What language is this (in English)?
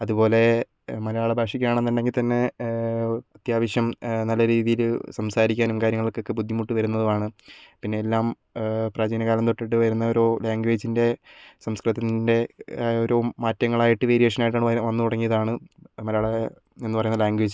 Malayalam